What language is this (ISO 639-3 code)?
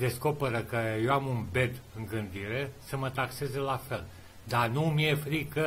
ron